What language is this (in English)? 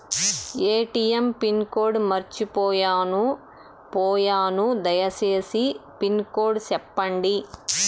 Telugu